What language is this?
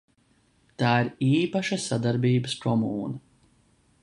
Latvian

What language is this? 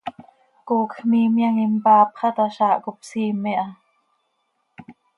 Seri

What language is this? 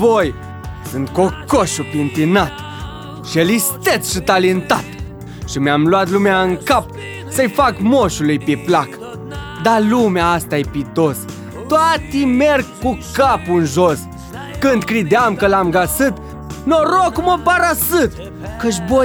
Romanian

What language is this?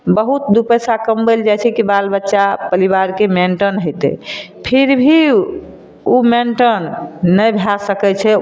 Maithili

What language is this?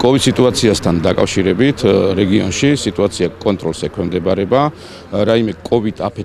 Polish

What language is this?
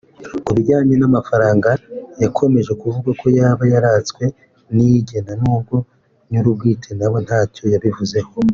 Kinyarwanda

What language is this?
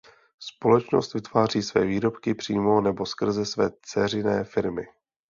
Czech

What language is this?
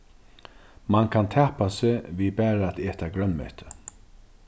Faroese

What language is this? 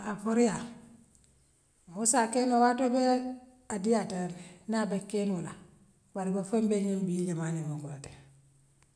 Western Maninkakan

